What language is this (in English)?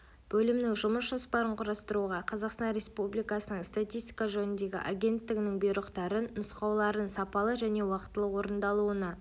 Kazakh